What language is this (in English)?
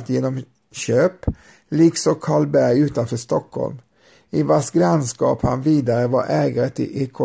Swedish